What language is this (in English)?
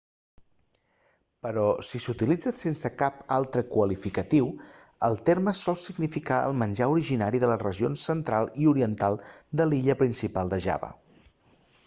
Catalan